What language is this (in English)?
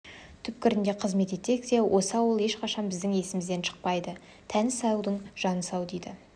Kazakh